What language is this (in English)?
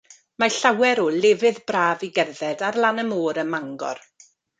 Welsh